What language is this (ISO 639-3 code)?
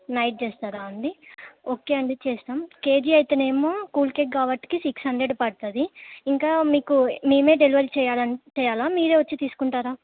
tel